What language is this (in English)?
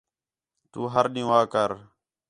Khetrani